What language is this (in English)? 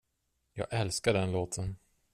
Swedish